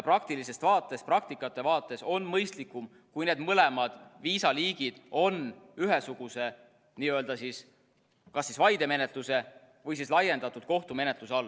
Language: Estonian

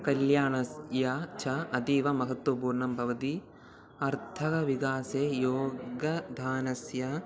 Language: Sanskrit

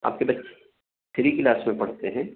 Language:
Urdu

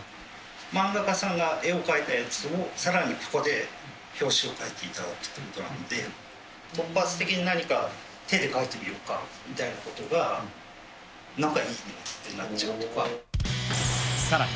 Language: Japanese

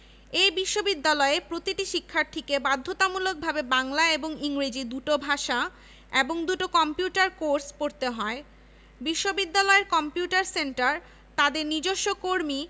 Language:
Bangla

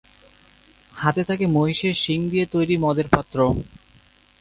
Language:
Bangla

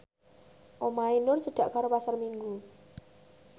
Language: Javanese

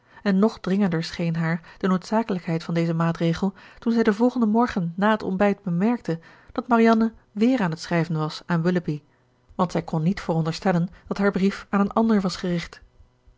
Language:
Dutch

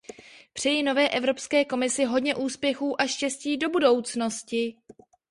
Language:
Czech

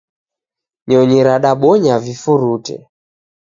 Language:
Taita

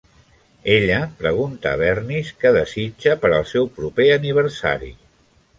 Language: Catalan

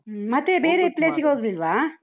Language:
Kannada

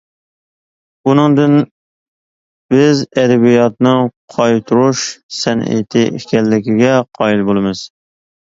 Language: Uyghur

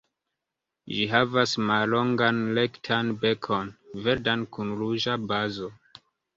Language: Esperanto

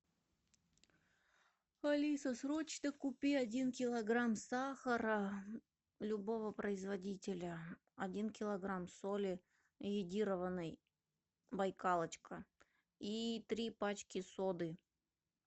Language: Russian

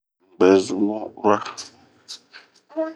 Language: Bomu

